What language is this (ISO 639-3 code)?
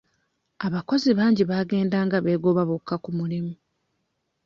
lug